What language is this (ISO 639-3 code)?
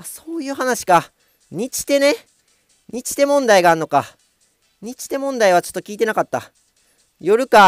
jpn